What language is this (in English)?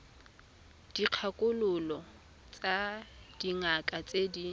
Tswana